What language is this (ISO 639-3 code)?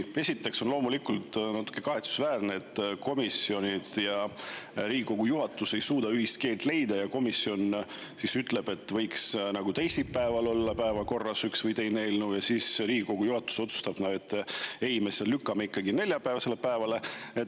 est